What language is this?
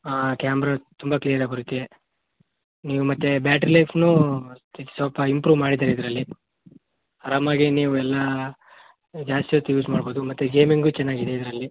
Kannada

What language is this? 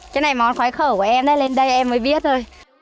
Vietnamese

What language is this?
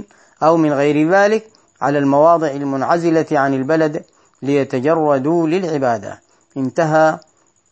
Arabic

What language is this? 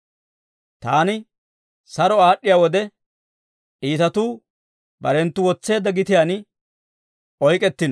Dawro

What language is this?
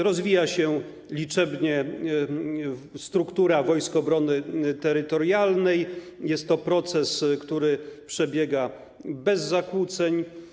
Polish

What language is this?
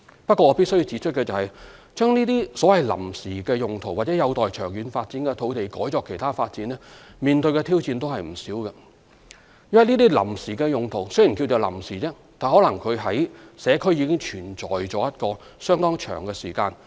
Cantonese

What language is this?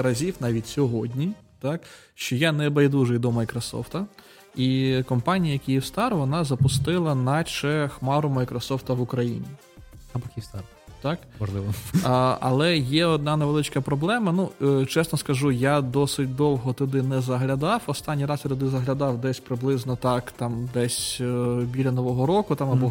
Ukrainian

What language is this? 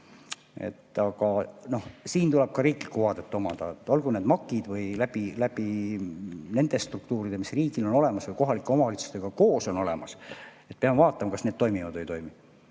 Estonian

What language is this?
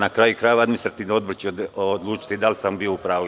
Serbian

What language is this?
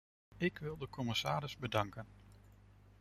Dutch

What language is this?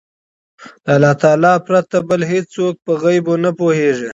Pashto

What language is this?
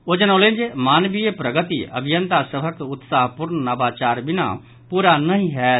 Maithili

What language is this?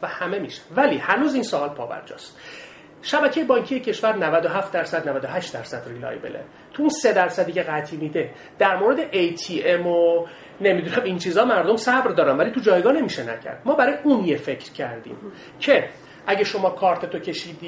Persian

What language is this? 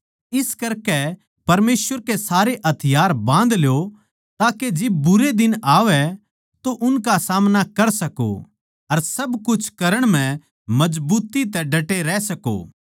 Haryanvi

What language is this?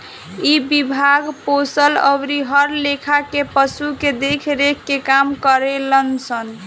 Bhojpuri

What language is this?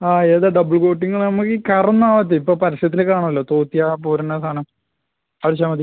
Malayalam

